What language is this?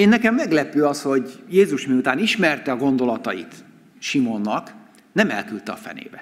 Hungarian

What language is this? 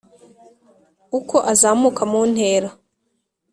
Kinyarwanda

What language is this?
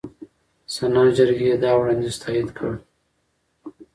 Pashto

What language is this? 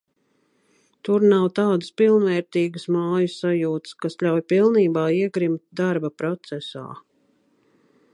Latvian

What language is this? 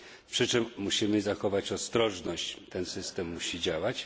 Polish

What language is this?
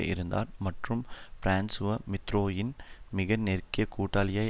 Tamil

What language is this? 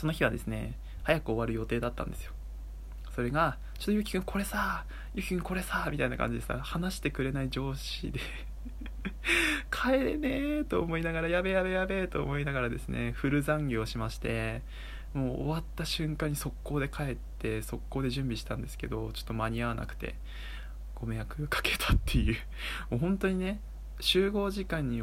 Japanese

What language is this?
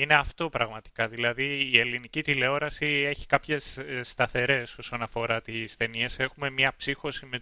Greek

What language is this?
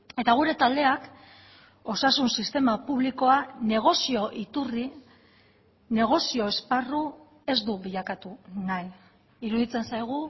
Basque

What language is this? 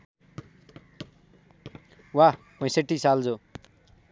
Nepali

